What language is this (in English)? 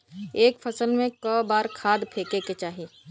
Bhojpuri